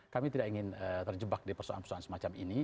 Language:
Indonesian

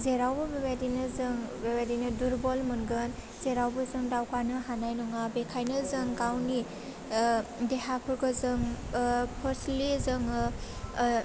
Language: Bodo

